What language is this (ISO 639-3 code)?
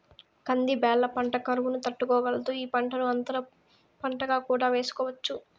tel